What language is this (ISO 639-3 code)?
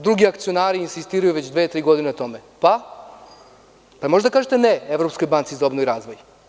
srp